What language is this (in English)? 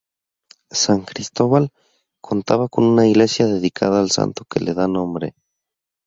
Spanish